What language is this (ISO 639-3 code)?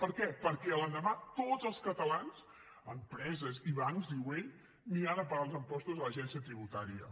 cat